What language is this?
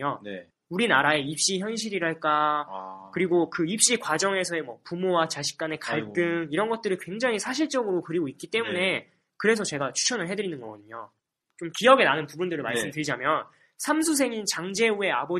Korean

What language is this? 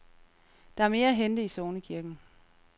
Danish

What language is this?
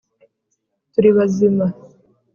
Kinyarwanda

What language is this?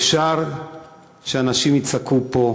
Hebrew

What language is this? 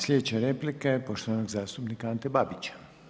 Croatian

